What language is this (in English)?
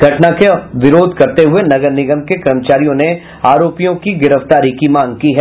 Hindi